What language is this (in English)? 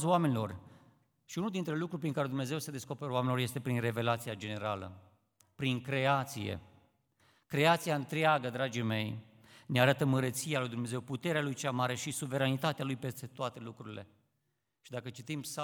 Romanian